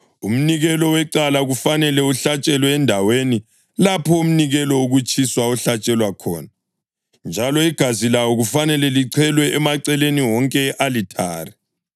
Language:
North Ndebele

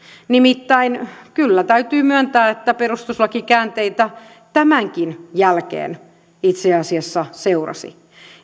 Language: Finnish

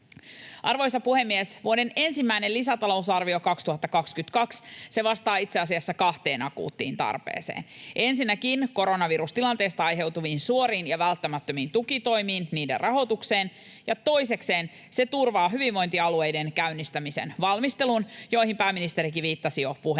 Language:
Finnish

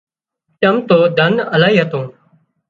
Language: Wadiyara Koli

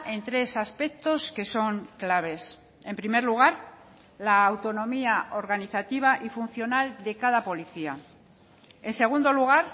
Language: Spanish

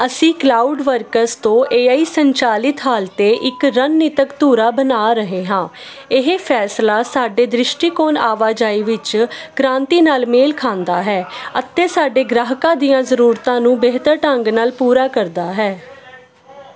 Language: Punjabi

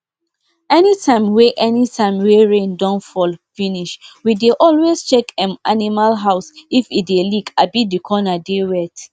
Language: Nigerian Pidgin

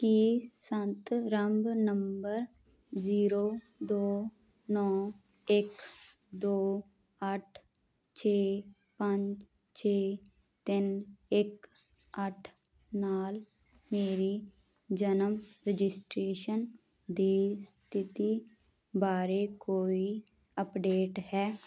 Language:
Punjabi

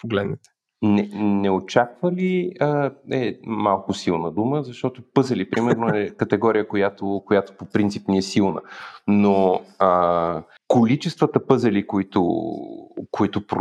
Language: Bulgarian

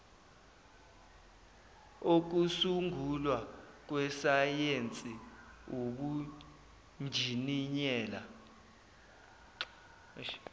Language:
Zulu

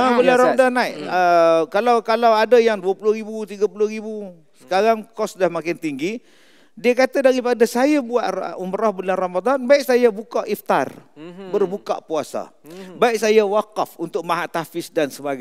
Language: Malay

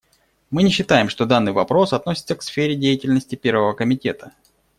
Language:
Russian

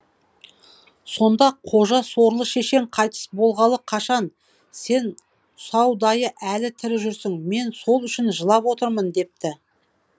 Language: Kazakh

